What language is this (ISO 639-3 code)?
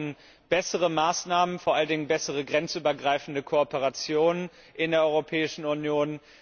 deu